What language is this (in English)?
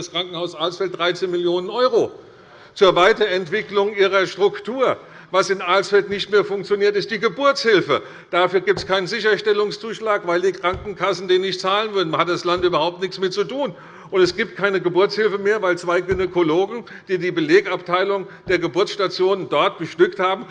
German